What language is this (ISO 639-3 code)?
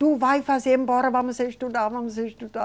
por